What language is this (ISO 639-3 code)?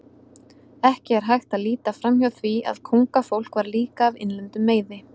isl